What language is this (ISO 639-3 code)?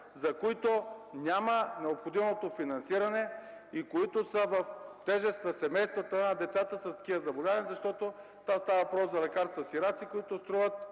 bul